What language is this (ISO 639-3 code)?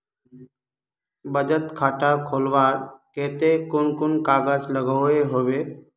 mag